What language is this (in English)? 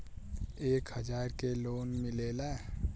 Bhojpuri